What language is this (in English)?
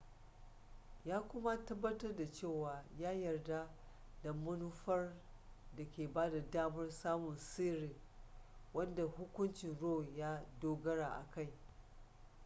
Hausa